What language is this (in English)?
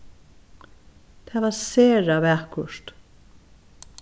Faroese